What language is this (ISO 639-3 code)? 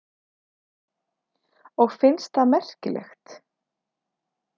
isl